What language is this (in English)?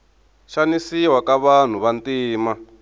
Tsonga